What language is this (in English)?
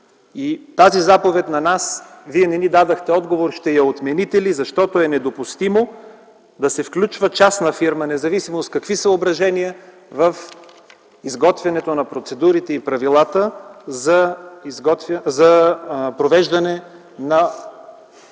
Bulgarian